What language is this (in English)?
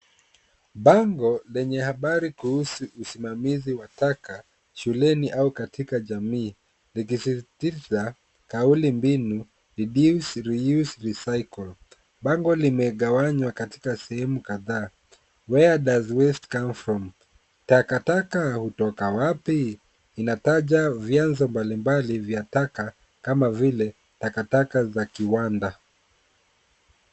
Swahili